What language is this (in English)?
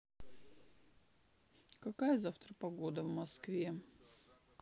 Russian